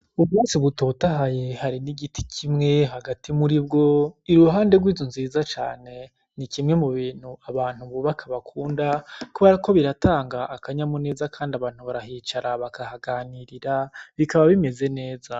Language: Rundi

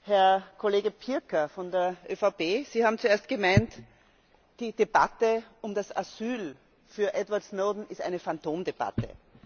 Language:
German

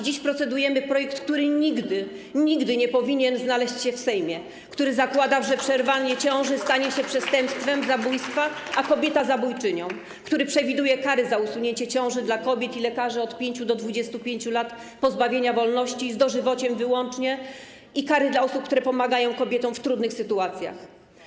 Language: Polish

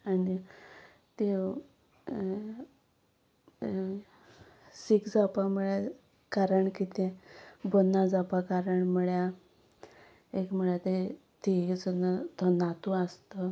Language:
Konkani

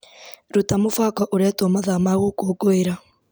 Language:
Kikuyu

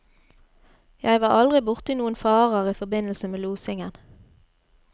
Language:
Norwegian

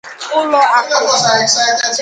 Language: Igbo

